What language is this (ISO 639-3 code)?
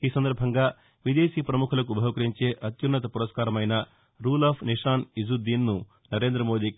tel